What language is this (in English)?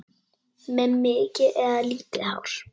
Icelandic